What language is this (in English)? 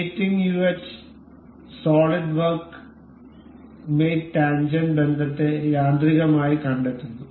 Malayalam